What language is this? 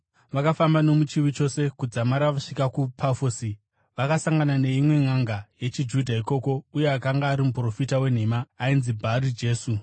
Shona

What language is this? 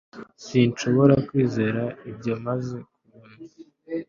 Kinyarwanda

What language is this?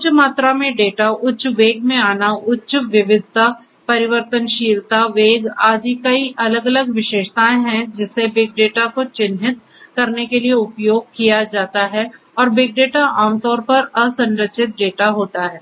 Hindi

